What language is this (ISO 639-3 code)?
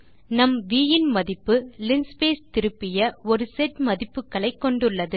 tam